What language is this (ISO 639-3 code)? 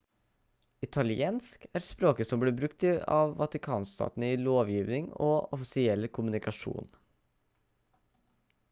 nob